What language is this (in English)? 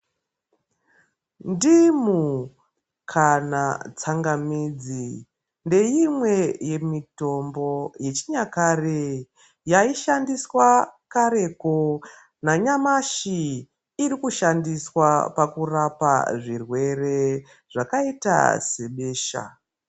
Ndau